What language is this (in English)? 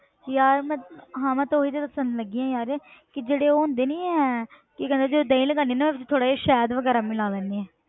Punjabi